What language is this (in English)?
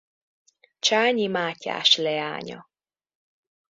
Hungarian